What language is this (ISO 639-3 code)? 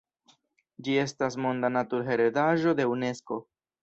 epo